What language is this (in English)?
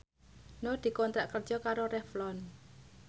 Javanese